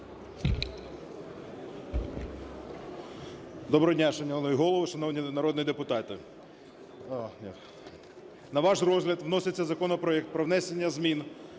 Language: Ukrainian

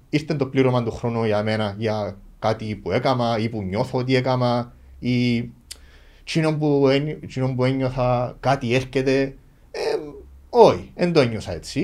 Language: Greek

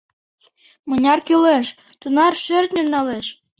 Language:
Mari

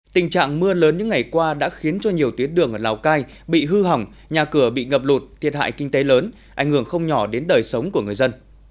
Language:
Vietnamese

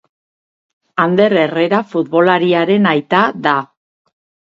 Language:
Basque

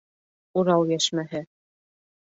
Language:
Bashkir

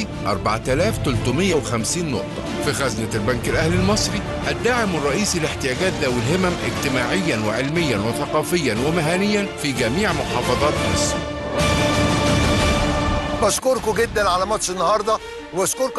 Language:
Arabic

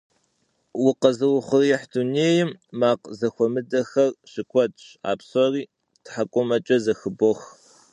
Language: Kabardian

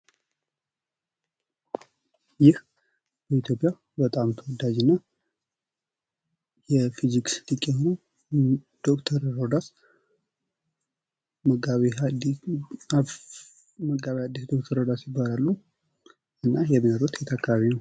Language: Amharic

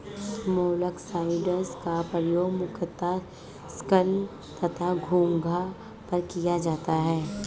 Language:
Hindi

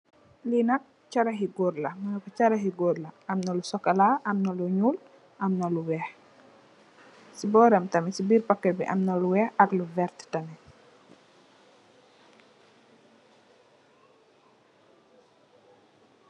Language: Wolof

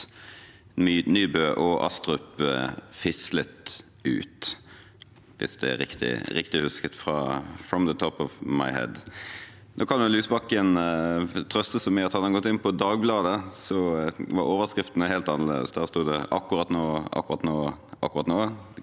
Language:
Norwegian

